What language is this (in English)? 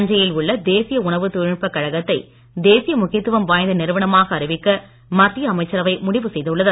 Tamil